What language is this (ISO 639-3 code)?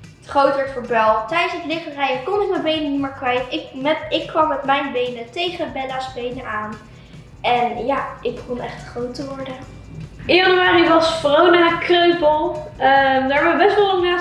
nld